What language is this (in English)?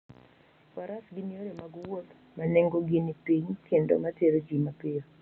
Luo (Kenya and Tanzania)